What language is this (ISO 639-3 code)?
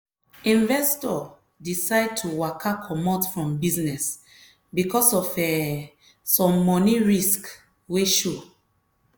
pcm